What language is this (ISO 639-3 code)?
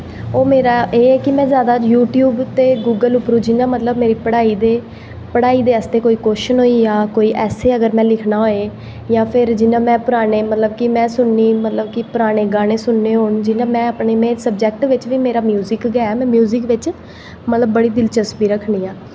doi